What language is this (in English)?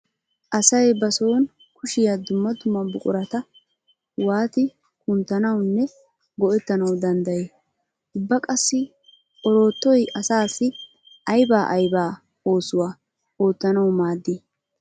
Wolaytta